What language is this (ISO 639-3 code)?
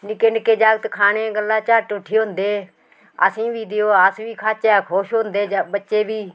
doi